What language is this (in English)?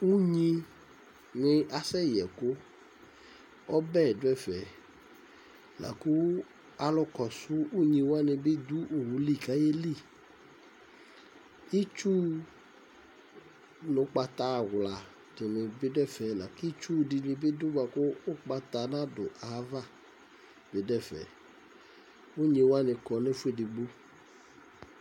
Ikposo